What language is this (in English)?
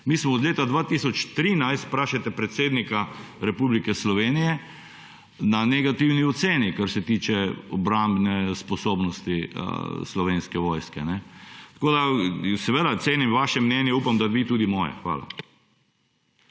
Slovenian